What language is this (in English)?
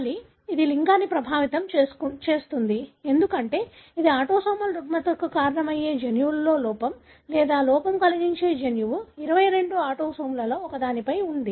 Telugu